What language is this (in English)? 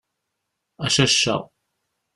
Kabyle